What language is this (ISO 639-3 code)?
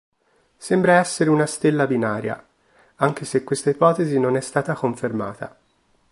ita